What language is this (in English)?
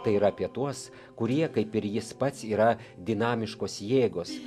Lithuanian